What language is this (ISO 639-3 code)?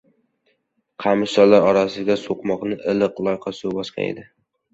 uzb